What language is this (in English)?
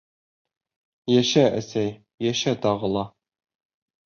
Bashkir